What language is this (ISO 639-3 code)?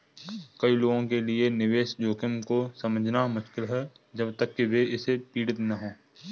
hin